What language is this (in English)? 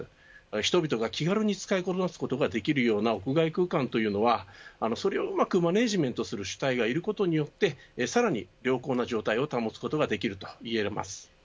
Japanese